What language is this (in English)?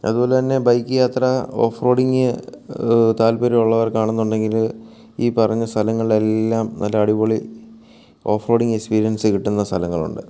Malayalam